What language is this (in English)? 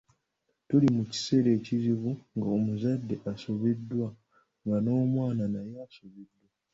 Ganda